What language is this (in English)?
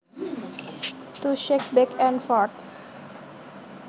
Javanese